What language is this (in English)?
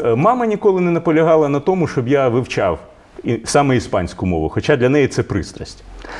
Ukrainian